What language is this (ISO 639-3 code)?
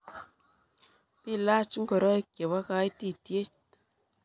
kln